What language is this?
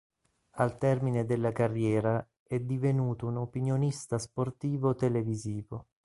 Italian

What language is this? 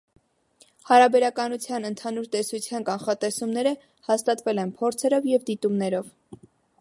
Armenian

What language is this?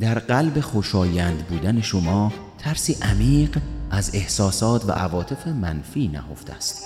Persian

